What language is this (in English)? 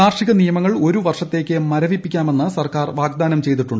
Malayalam